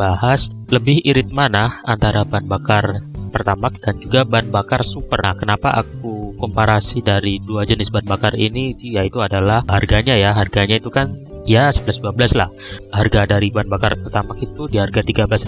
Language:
Indonesian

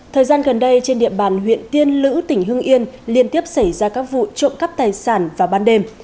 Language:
Vietnamese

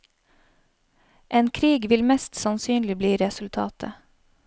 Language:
Norwegian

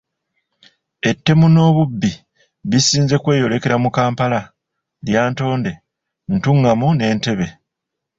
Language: Ganda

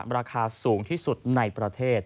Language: Thai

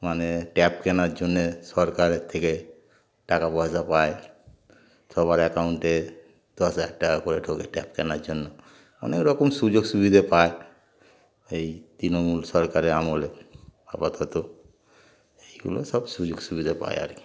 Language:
Bangla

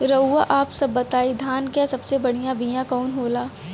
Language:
Bhojpuri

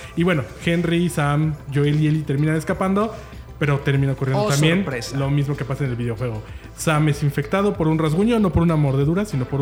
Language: Spanish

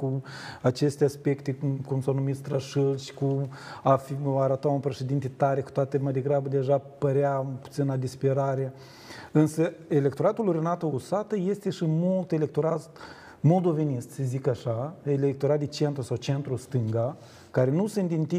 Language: Romanian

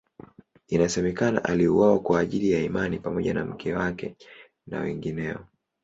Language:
Swahili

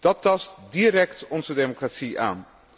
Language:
Dutch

